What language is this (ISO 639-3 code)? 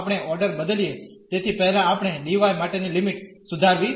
guj